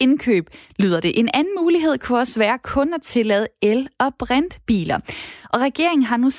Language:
Danish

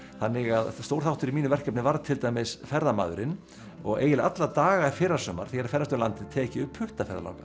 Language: Icelandic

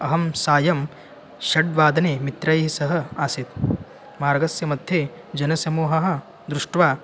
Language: Sanskrit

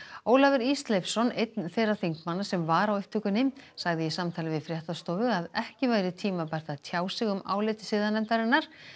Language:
Icelandic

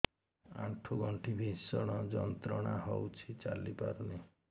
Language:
Odia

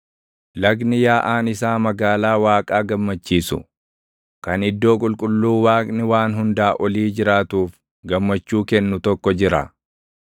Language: Oromo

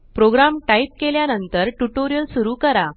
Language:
Marathi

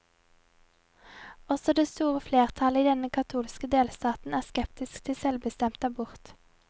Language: Norwegian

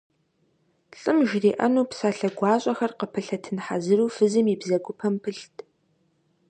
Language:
Kabardian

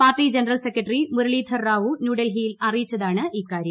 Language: Malayalam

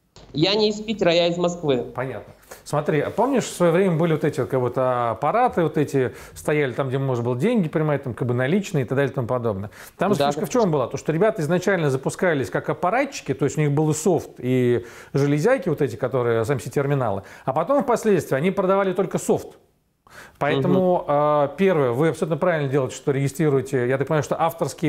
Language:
Russian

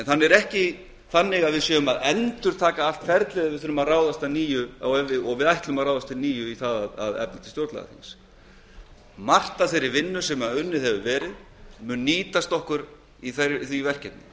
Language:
Icelandic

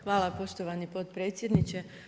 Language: Croatian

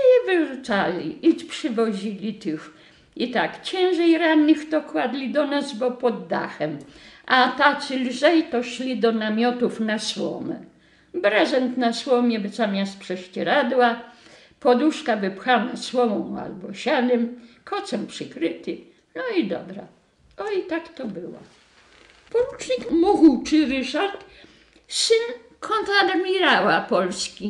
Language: Polish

